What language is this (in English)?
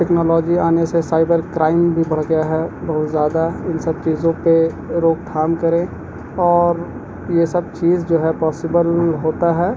Urdu